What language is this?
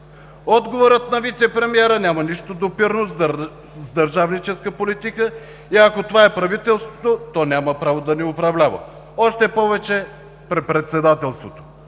Bulgarian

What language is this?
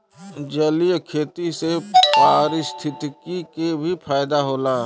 Bhojpuri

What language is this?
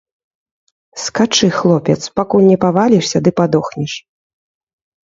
Belarusian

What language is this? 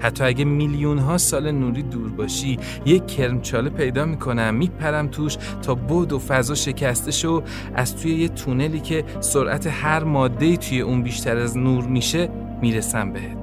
Persian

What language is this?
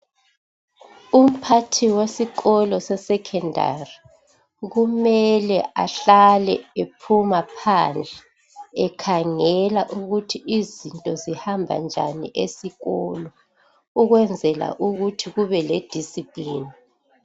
North Ndebele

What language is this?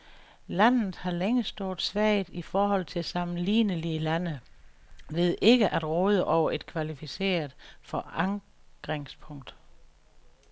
Danish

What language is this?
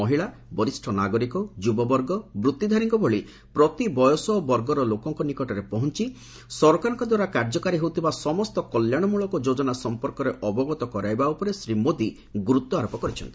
Odia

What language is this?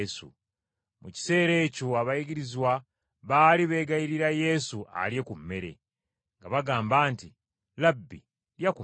Ganda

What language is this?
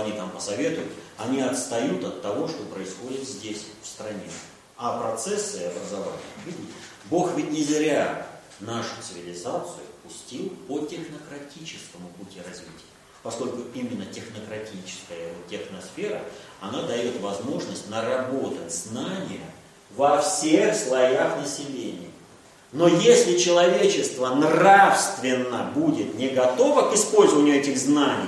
Russian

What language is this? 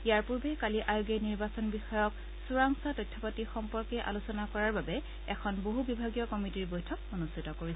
Assamese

